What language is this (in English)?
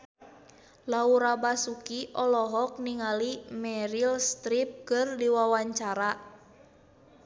Sundanese